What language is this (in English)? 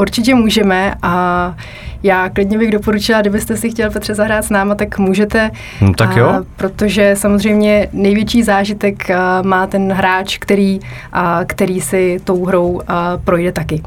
Czech